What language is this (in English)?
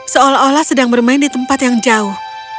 Indonesian